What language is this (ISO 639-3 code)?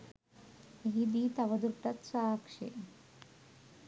sin